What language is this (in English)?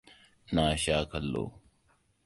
Hausa